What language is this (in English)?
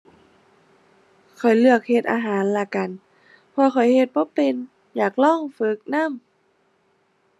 Thai